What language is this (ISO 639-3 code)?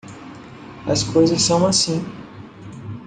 por